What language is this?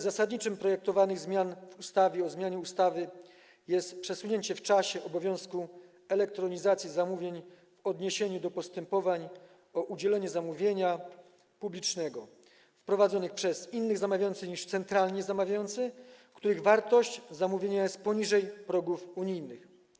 Polish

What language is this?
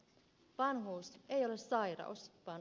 Finnish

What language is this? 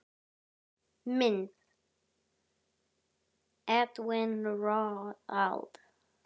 Icelandic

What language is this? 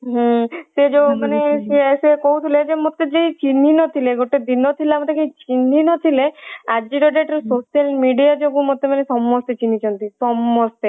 Odia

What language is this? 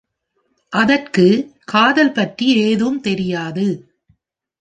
Tamil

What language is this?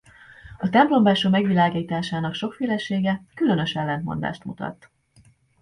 Hungarian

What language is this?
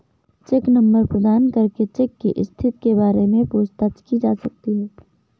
Hindi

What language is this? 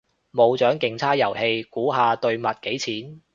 Cantonese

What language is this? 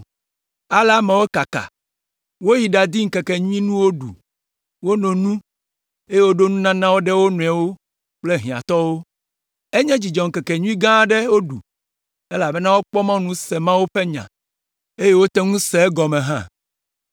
Ewe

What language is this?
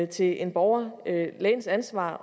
Danish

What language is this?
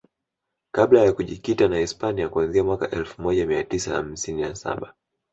Swahili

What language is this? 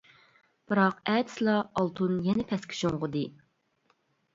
Uyghur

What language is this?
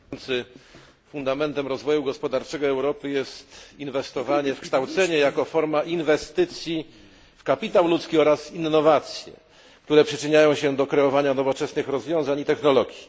Polish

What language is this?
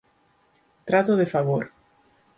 Galician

